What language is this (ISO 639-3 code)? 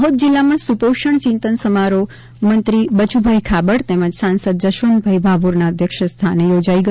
guj